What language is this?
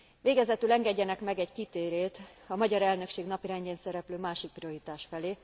Hungarian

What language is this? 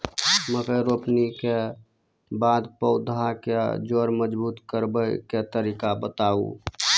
Maithili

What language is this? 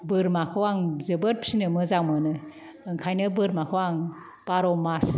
Bodo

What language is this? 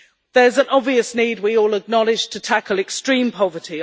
English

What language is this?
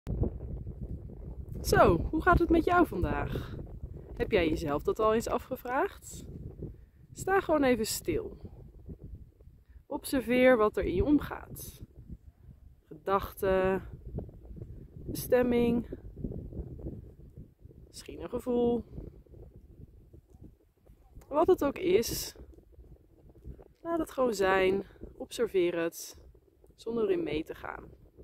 Dutch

